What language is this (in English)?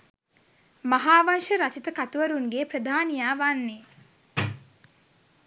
Sinhala